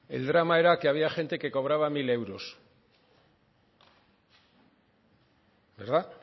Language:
Spanish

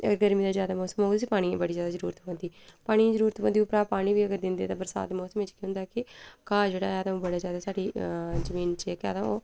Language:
Dogri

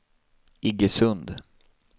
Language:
Swedish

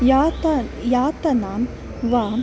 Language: Sanskrit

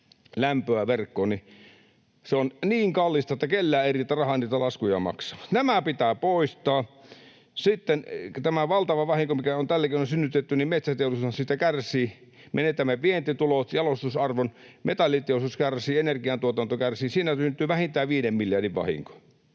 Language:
Finnish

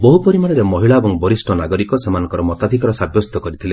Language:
Odia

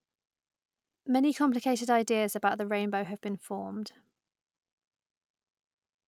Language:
English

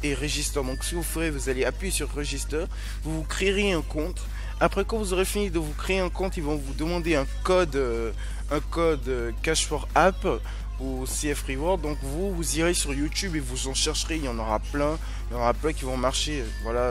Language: French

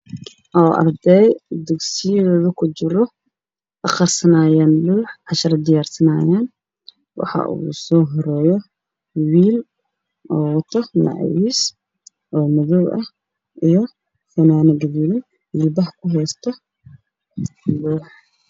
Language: Somali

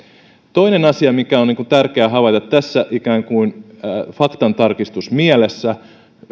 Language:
Finnish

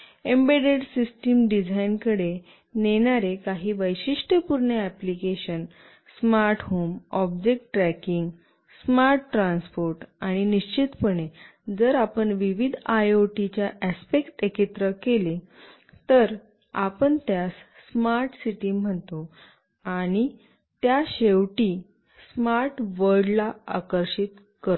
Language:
Marathi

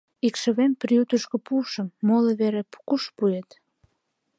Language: Mari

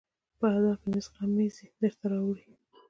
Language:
Pashto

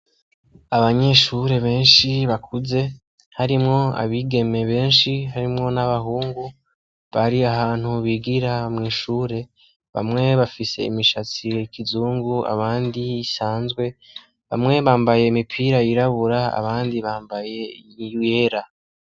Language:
Rundi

